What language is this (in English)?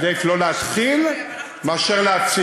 Hebrew